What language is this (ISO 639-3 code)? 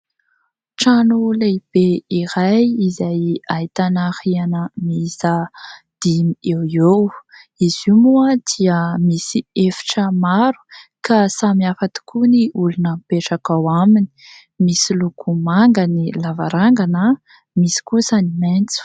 mlg